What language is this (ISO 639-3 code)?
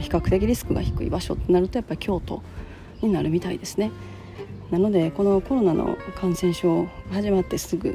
jpn